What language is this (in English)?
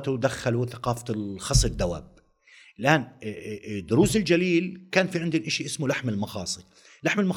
Arabic